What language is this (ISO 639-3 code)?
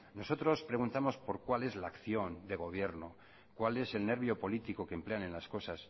spa